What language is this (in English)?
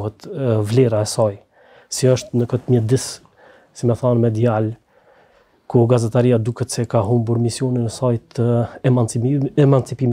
Romanian